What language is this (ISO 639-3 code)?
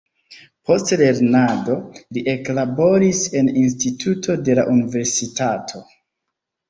epo